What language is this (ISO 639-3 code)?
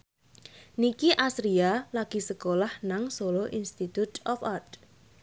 jav